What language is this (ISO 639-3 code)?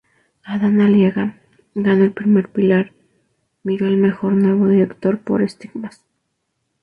spa